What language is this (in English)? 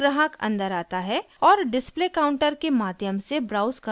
Hindi